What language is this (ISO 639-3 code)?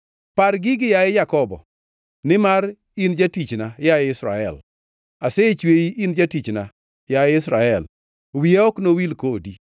luo